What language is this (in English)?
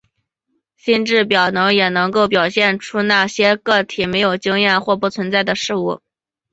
Chinese